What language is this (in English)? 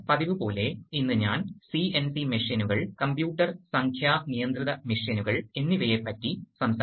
Malayalam